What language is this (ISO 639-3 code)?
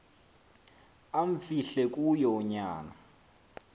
xho